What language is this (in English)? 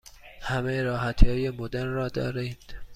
Persian